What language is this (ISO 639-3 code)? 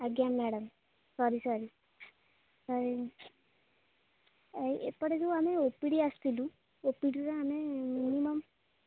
ori